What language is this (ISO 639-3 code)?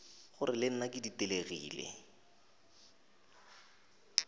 nso